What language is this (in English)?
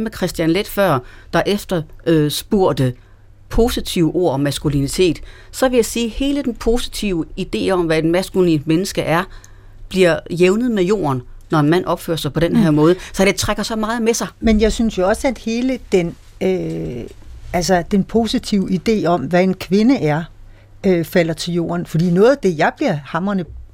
Danish